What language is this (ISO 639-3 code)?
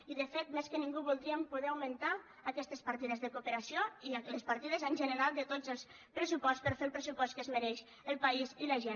cat